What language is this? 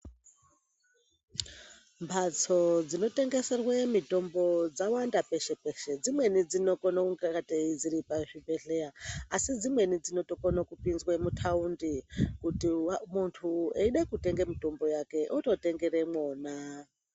Ndau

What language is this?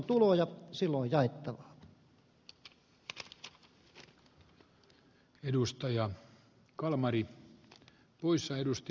Finnish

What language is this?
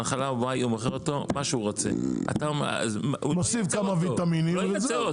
Hebrew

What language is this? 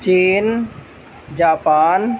Urdu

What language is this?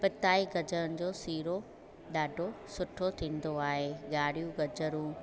Sindhi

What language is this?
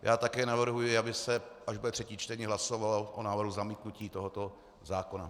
Czech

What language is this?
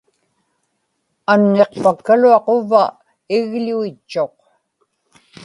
Inupiaq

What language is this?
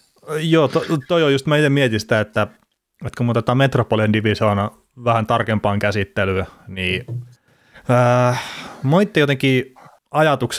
Finnish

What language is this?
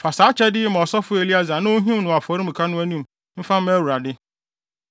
Akan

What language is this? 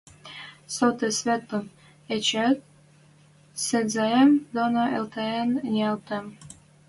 Western Mari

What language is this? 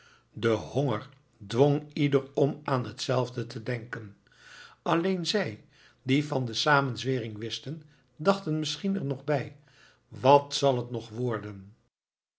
Dutch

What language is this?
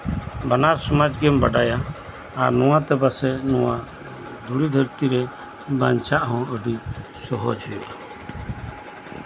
Santali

